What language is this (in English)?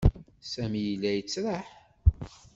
Kabyle